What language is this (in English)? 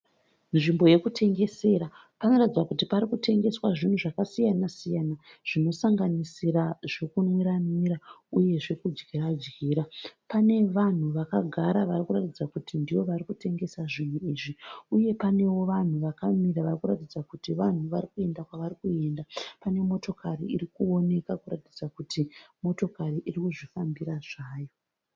Shona